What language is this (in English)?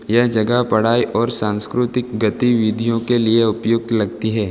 Hindi